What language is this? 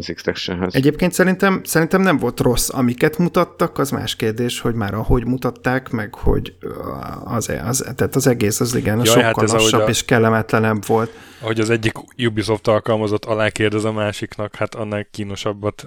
Hungarian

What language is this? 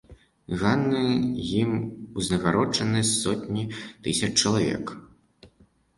Belarusian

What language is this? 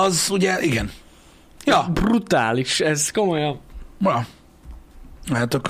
Hungarian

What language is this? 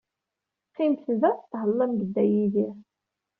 Kabyle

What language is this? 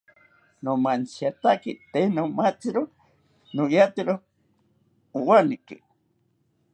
South Ucayali Ashéninka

